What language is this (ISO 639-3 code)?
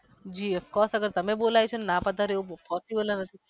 guj